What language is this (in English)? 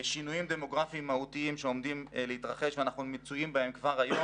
Hebrew